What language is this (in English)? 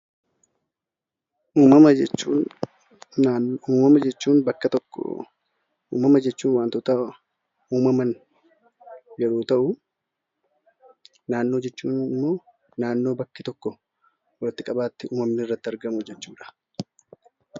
Oromo